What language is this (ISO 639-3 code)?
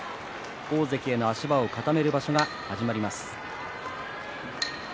jpn